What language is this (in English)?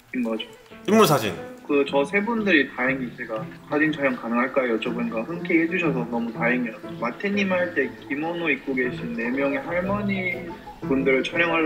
Korean